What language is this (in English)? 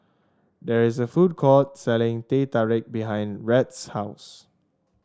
English